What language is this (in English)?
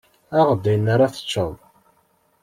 Kabyle